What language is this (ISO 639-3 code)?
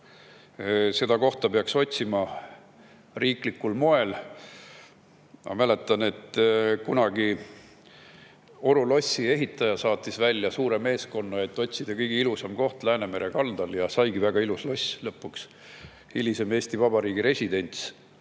est